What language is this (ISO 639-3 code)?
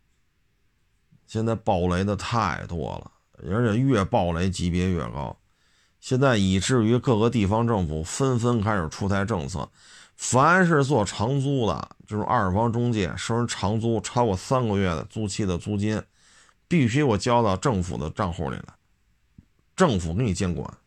zho